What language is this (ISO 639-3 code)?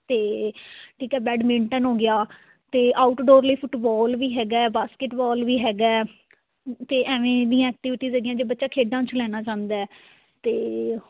pan